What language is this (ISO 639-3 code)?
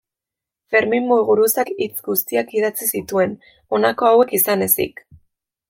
eus